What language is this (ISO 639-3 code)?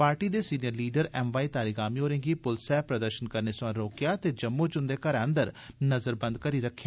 doi